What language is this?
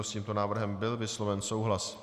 Czech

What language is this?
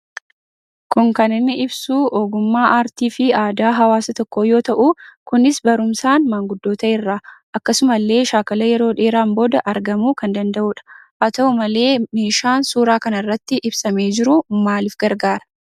Oromo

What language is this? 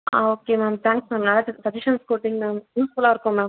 Tamil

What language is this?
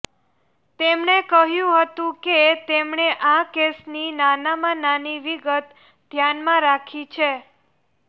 Gujarati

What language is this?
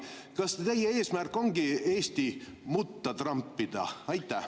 Estonian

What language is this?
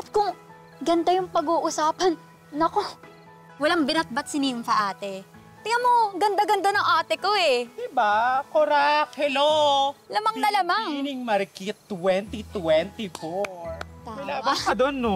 Filipino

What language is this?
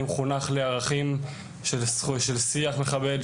Hebrew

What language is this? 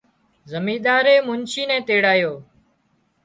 Wadiyara Koli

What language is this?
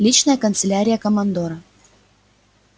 Russian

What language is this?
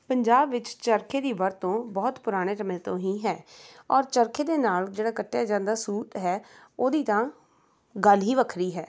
Punjabi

